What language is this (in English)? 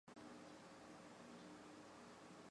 Chinese